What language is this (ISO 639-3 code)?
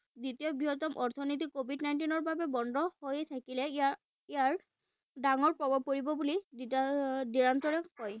asm